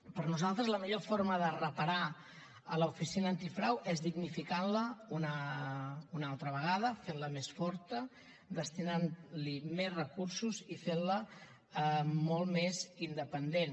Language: Catalan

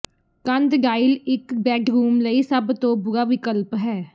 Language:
Punjabi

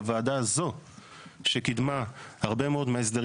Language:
Hebrew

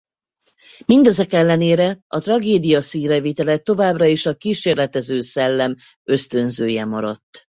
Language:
Hungarian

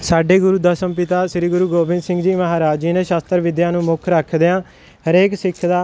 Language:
Punjabi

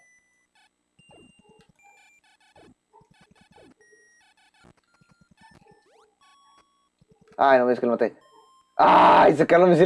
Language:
Spanish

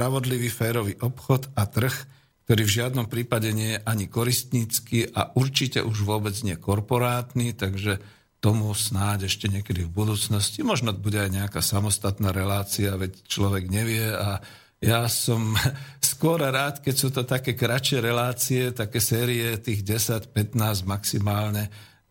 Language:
Slovak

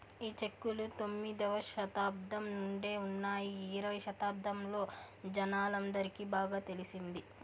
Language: Telugu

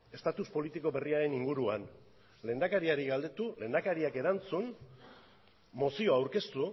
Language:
Basque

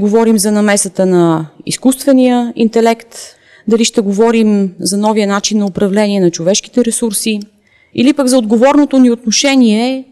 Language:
Bulgarian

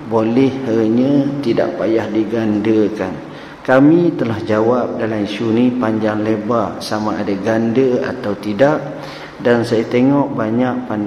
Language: Malay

